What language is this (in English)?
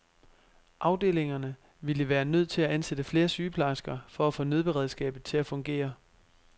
Danish